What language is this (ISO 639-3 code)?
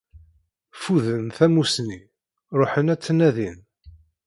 kab